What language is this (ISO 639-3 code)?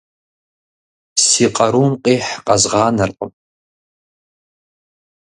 kbd